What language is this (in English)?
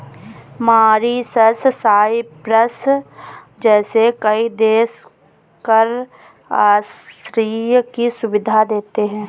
Hindi